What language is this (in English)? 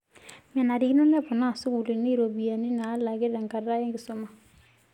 Masai